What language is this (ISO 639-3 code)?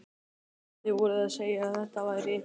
isl